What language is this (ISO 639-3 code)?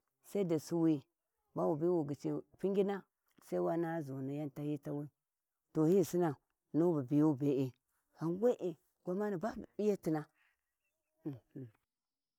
wji